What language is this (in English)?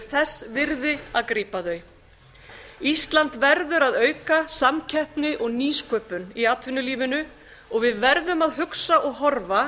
Icelandic